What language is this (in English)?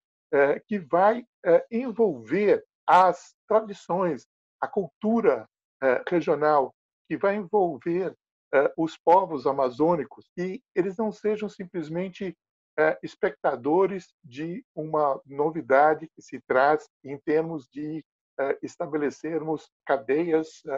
Portuguese